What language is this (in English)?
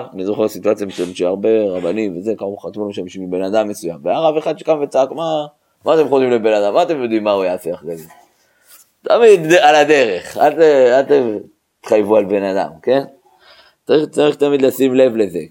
Hebrew